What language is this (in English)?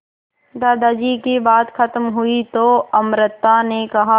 Hindi